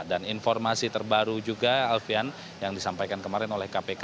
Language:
Indonesian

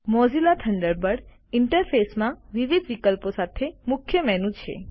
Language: Gujarati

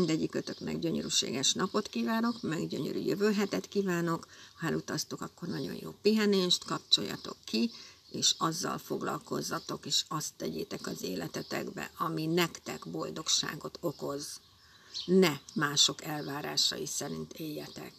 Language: Hungarian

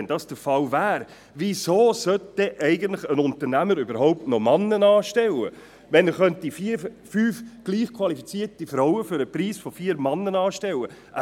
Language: Swiss German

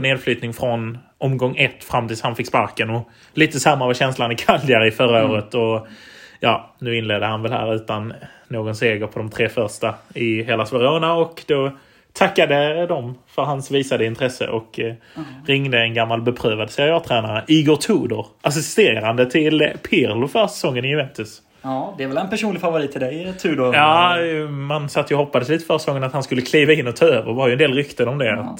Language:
Swedish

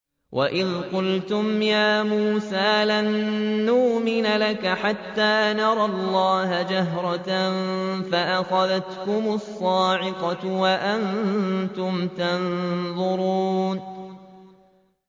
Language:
Arabic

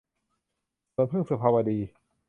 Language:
Thai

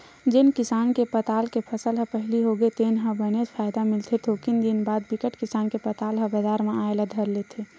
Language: Chhattisgarhi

